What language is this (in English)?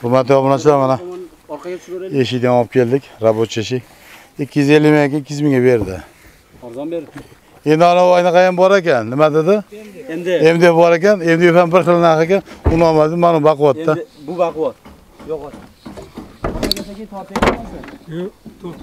Turkish